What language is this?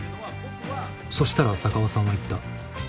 Japanese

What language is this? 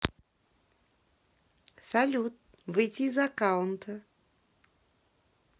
Russian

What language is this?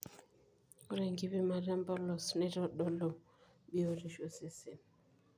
Masai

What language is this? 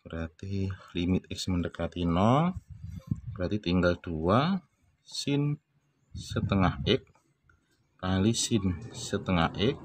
Indonesian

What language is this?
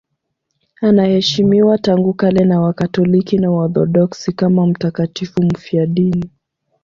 Swahili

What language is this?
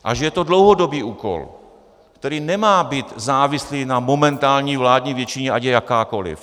Czech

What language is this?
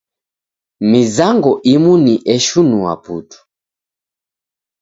Taita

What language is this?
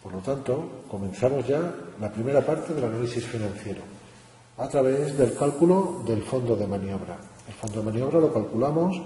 Spanish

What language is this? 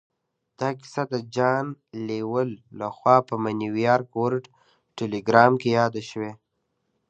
Pashto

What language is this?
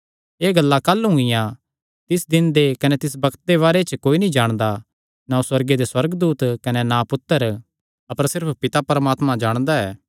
Kangri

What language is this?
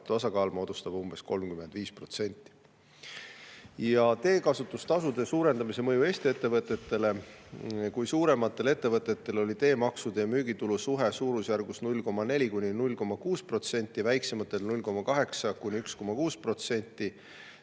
Estonian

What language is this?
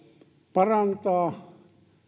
Finnish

